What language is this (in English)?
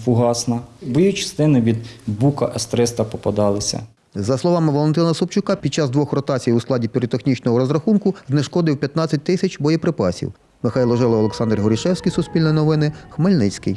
Ukrainian